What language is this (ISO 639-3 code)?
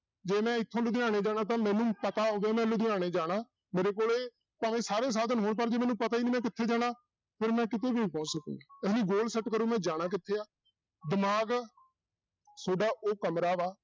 pan